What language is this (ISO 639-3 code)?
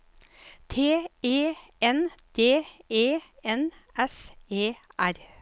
nor